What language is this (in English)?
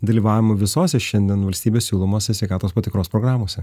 Lithuanian